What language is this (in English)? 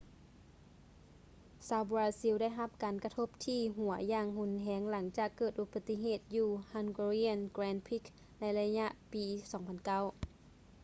Lao